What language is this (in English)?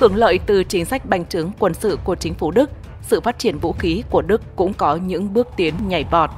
Vietnamese